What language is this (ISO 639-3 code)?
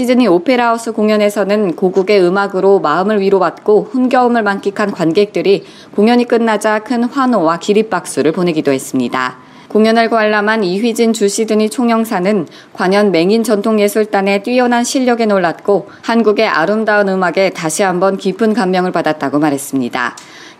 kor